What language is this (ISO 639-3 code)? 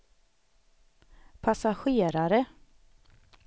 swe